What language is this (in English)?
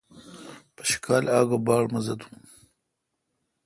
Kalkoti